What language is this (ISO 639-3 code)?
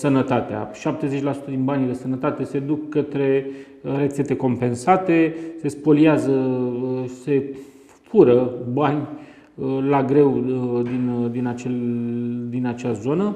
ron